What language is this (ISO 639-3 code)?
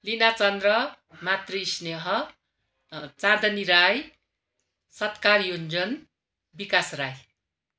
nep